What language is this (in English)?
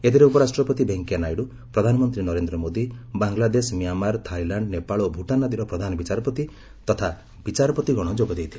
Odia